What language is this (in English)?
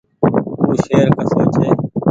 Goaria